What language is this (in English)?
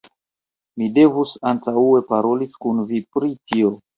Esperanto